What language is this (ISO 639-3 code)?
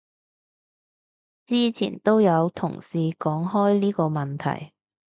yue